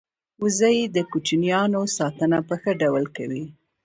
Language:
Pashto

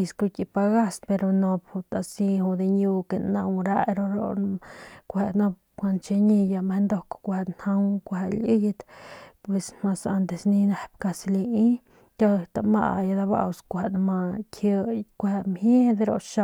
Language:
Northern Pame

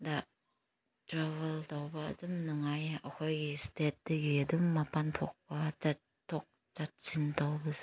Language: Manipuri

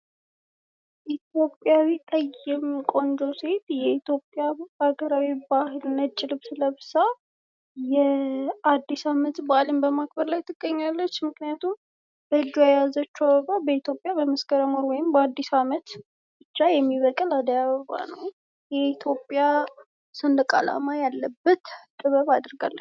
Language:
Amharic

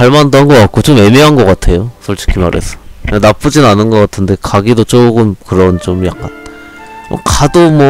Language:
Korean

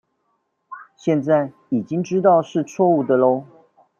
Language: Chinese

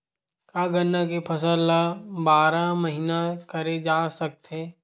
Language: Chhattisgarhi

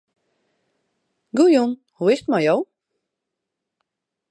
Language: Western Frisian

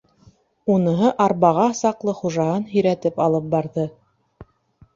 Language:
Bashkir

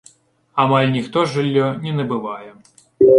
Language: Belarusian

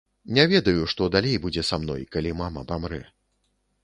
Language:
Belarusian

